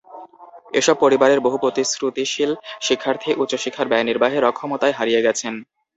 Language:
Bangla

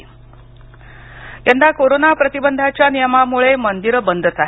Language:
Marathi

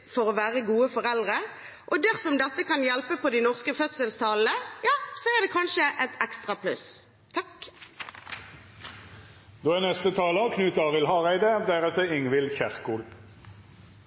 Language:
Norwegian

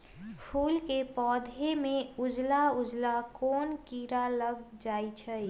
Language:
Magahi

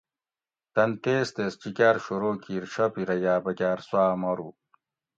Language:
Gawri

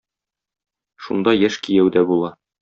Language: Tatar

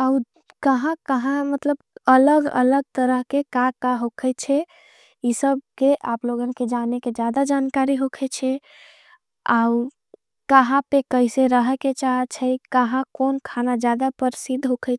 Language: Angika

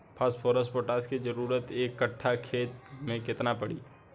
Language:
Bhojpuri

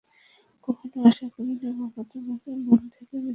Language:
Bangla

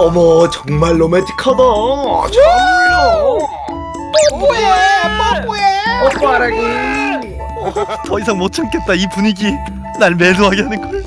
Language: Korean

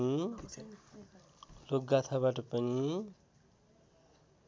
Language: Nepali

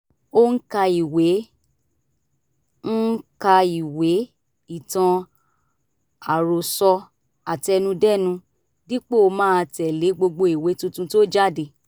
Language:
Yoruba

